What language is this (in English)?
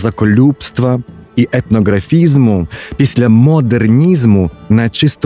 Ukrainian